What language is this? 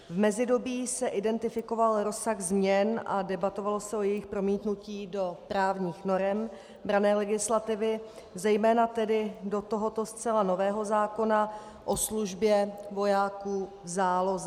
Czech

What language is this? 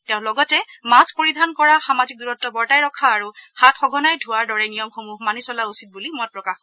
Assamese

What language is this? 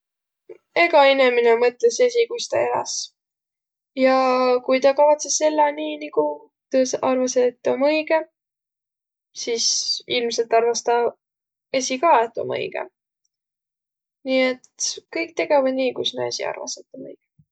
Võro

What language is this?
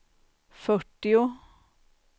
Swedish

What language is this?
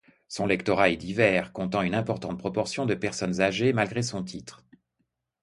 French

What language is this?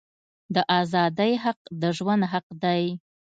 Pashto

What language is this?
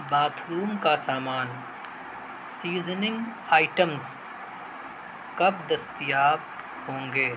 Urdu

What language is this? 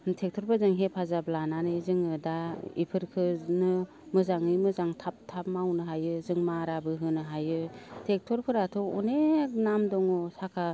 Bodo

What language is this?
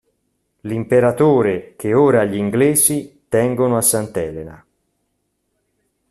Italian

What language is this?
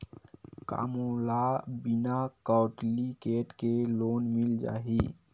Chhattisgarhi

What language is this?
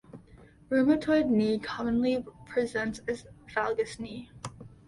English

